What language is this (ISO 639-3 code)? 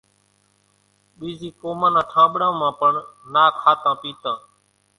gjk